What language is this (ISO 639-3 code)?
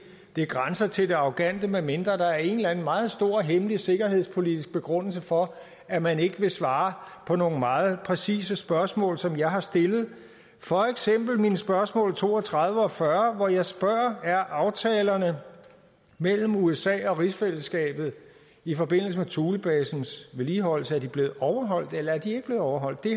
dan